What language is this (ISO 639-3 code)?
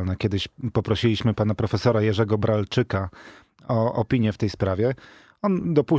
pol